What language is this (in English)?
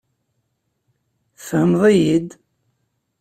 Kabyle